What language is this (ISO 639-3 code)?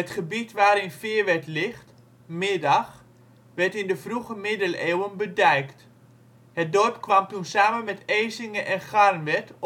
nld